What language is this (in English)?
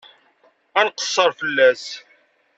Kabyle